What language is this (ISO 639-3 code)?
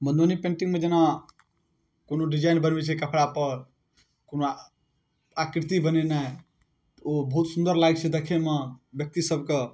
mai